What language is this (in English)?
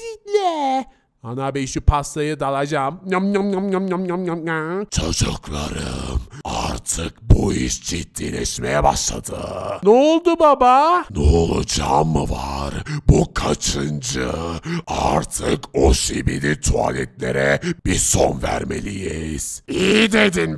Turkish